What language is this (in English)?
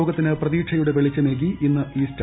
Malayalam